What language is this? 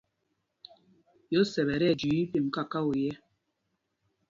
Mpumpong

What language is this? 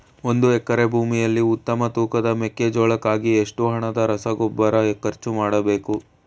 Kannada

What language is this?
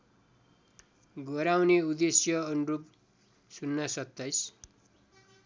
Nepali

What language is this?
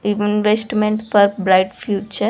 Telugu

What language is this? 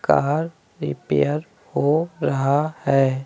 Hindi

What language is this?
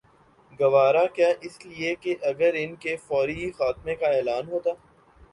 Urdu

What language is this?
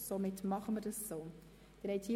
Swiss German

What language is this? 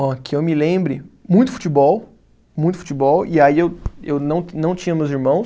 Portuguese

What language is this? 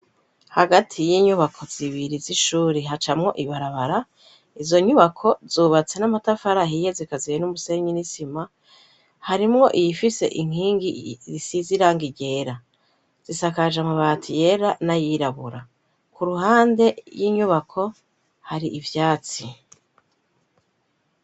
Rundi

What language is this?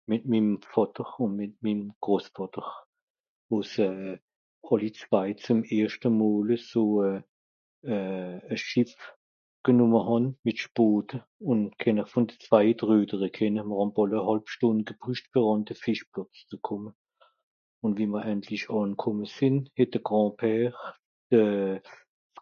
Swiss German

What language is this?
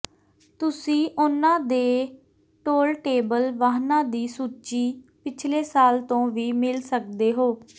Punjabi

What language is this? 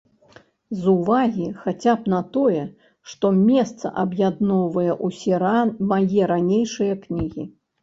Belarusian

